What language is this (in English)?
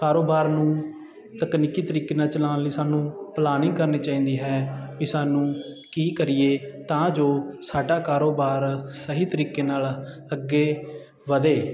Punjabi